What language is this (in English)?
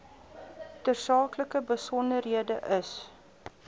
Afrikaans